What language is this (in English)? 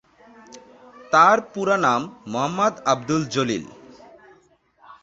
Bangla